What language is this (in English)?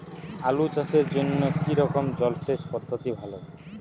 Bangla